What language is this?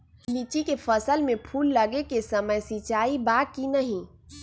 Magahi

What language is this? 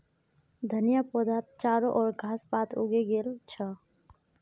Magahi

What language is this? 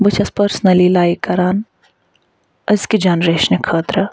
Kashmiri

